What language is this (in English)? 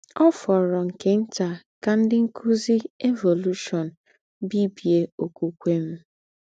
Igbo